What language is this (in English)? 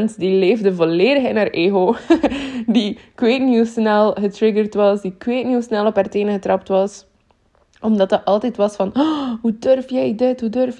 Dutch